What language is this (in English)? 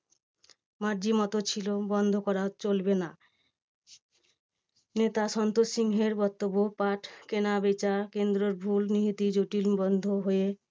Bangla